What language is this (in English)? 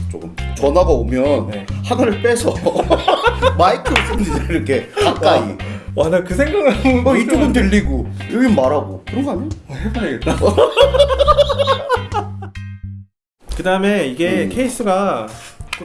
Korean